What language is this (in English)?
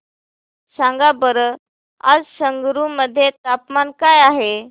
Marathi